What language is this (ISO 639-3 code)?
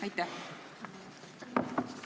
est